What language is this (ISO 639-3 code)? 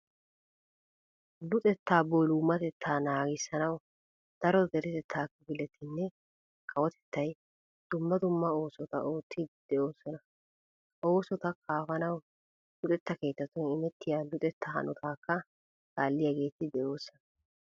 wal